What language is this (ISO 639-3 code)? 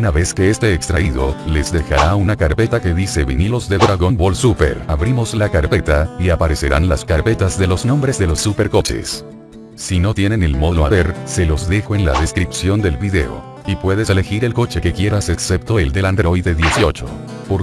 spa